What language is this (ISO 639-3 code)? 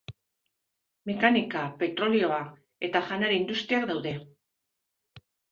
eus